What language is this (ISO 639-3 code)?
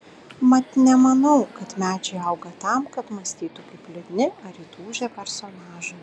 lit